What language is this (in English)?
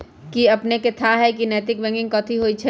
Magahi